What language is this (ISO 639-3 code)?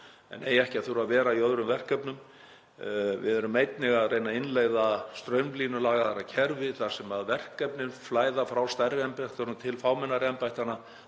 isl